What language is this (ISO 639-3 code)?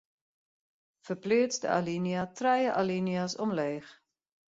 fry